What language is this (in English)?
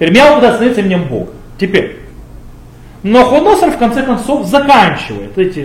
Russian